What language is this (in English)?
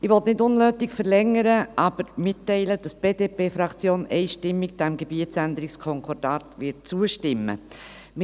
Swiss German